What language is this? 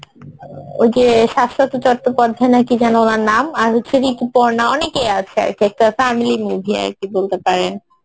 Bangla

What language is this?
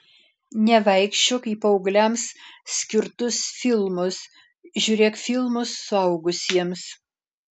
Lithuanian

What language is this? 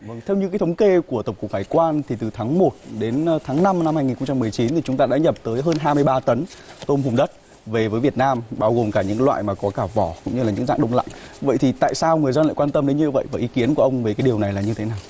Vietnamese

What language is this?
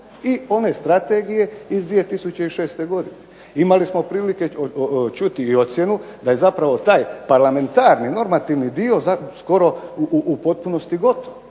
Croatian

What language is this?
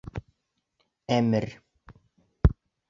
Bashkir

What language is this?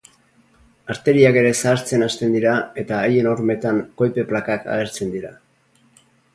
Basque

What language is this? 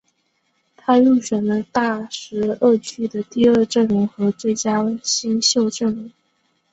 Chinese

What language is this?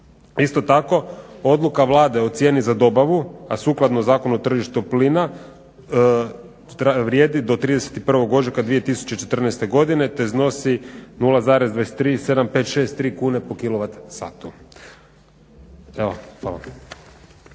Croatian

